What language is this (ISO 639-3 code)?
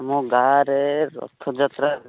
ori